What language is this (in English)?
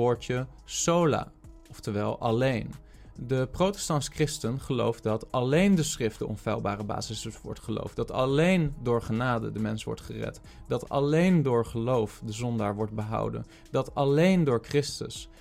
Dutch